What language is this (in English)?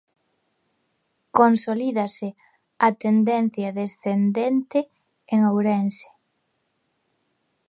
Galician